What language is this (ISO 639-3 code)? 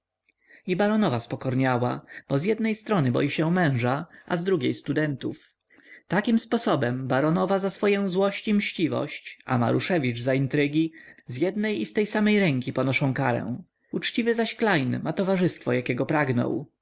pol